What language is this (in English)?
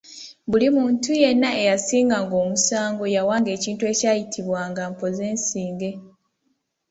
Ganda